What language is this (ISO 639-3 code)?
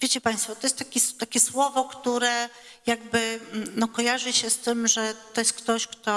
pol